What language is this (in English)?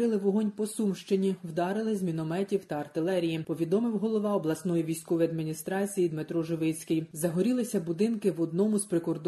Ukrainian